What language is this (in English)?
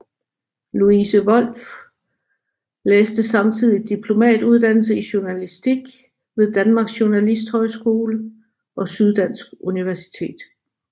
Danish